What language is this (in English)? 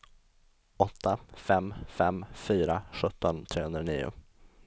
Swedish